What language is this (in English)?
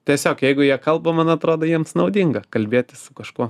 Lithuanian